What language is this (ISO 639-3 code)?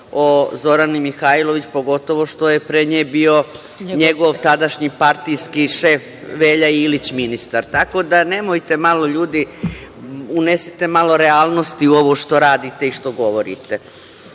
srp